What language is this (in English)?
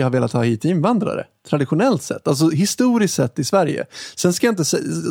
Swedish